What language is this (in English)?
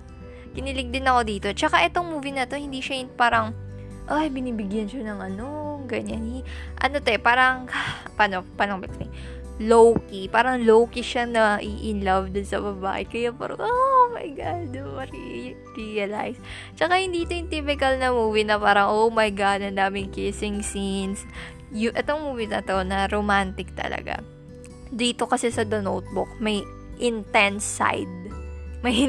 Filipino